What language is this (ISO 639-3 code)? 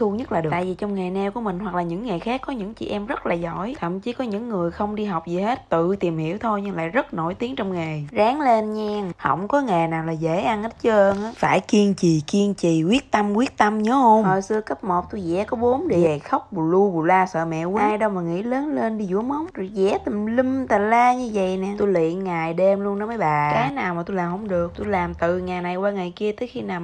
vie